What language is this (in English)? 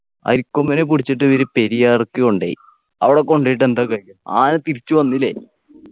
Malayalam